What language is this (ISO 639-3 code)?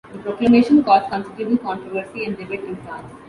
eng